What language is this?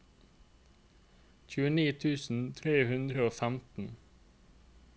Norwegian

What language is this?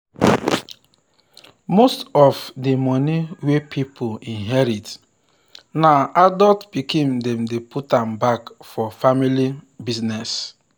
Nigerian Pidgin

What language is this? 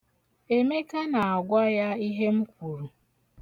Igbo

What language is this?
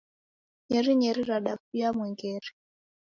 Taita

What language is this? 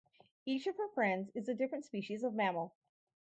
English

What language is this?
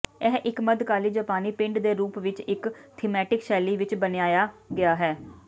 Punjabi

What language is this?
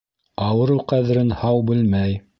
Bashkir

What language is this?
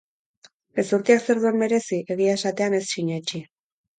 Basque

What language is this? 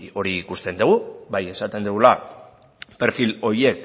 Basque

